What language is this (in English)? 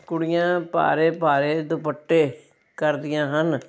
Punjabi